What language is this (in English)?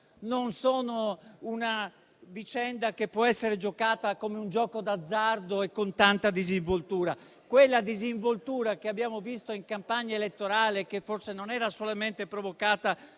Italian